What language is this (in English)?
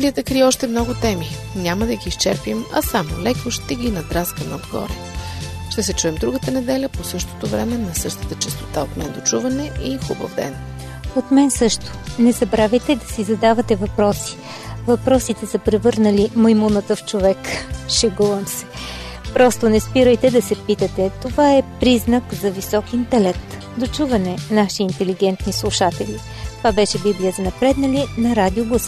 Bulgarian